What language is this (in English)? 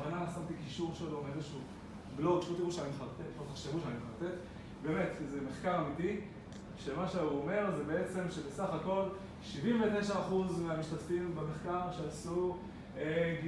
Hebrew